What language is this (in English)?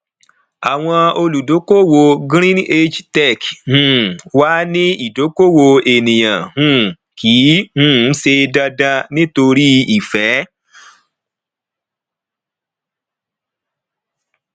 Yoruba